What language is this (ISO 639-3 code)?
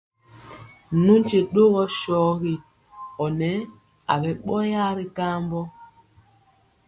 mcx